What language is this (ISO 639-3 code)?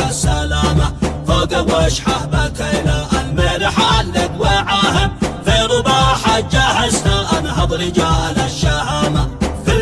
ara